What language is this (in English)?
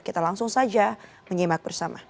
Indonesian